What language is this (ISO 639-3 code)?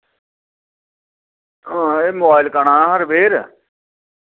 doi